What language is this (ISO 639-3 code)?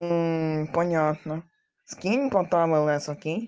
rus